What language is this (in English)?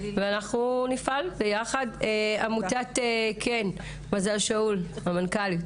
Hebrew